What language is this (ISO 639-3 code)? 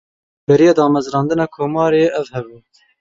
kur